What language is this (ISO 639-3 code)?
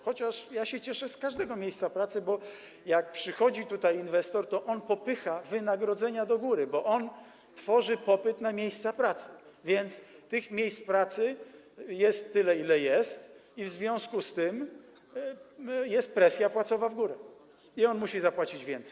pol